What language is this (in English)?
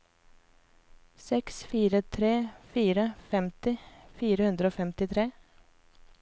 Norwegian